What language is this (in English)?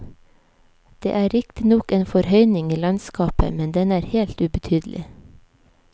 Norwegian